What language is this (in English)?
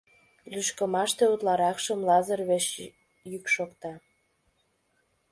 Mari